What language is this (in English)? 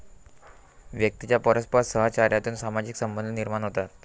Marathi